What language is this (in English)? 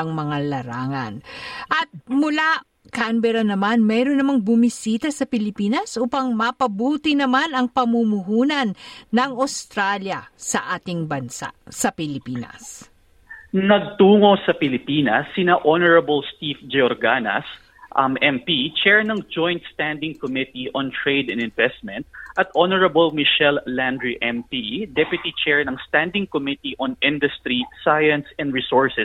Filipino